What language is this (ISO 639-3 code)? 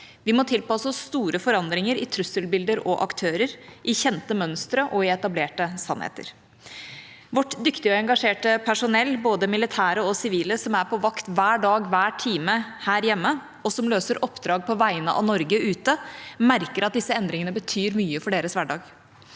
nor